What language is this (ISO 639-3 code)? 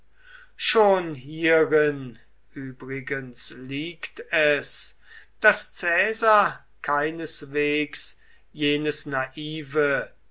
deu